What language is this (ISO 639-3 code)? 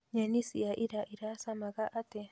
kik